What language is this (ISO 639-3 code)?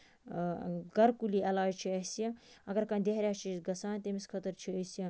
kas